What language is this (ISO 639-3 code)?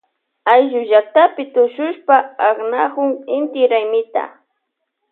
qvj